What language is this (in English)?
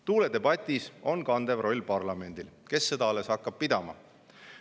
Estonian